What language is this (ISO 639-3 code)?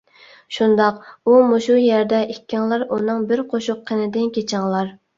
uig